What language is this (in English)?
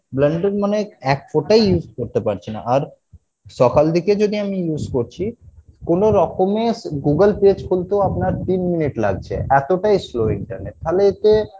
Bangla